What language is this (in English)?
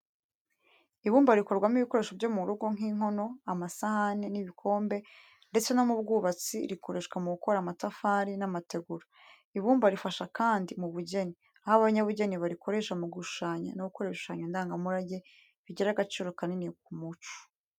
Kinyarwanda